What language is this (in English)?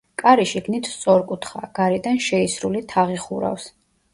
Georgian